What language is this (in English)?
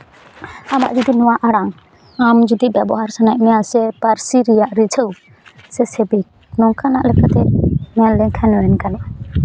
Santali